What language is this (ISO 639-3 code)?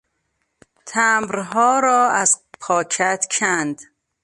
fas